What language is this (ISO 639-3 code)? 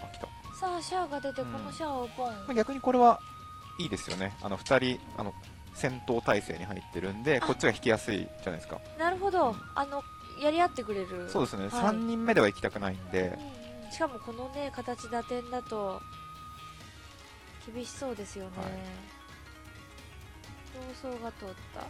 jpn